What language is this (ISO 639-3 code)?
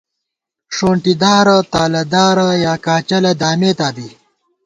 gwt